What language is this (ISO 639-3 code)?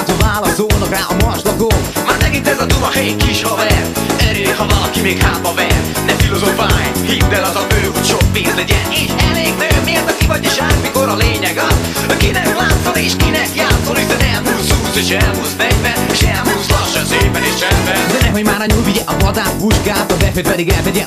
hun